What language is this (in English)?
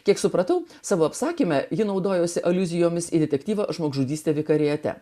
Lithuanian